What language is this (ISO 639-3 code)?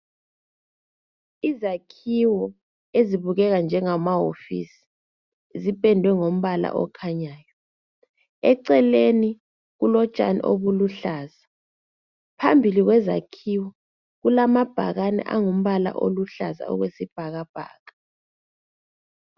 nde